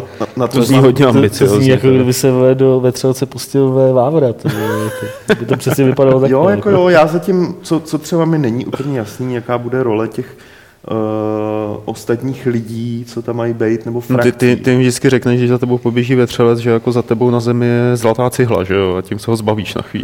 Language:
Czech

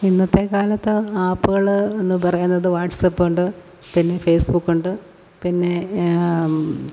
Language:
Malayalam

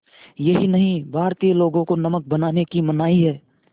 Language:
Hindi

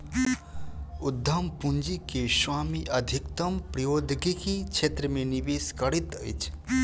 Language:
Maithili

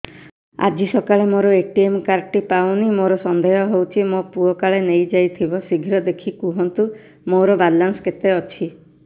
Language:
Odia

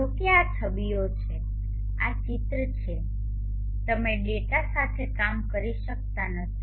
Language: Gujarati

